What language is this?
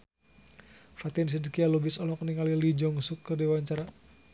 Sundanese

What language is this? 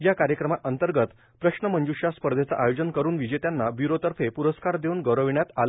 Marathi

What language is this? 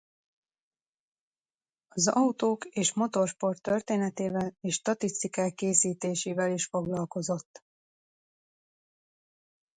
Hungarian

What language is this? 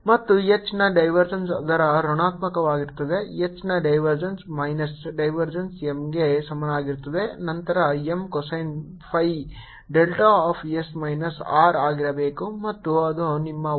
Kannada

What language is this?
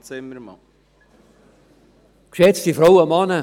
Swiss German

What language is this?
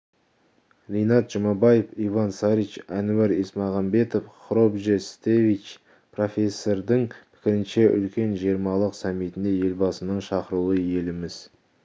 Kazakh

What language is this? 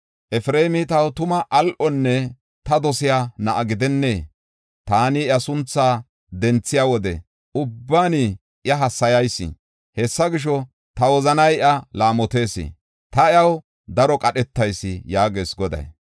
Gofa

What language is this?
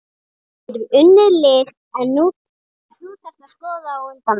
Icelandic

